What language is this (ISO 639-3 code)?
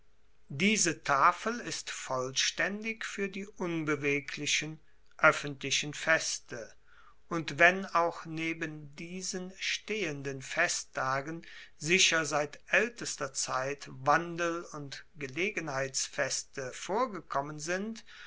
deu